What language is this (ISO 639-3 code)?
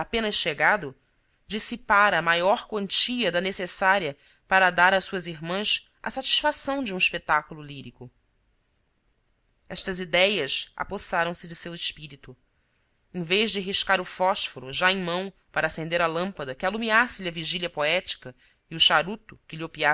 por